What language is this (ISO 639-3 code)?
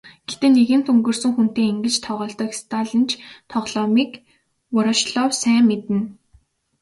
mon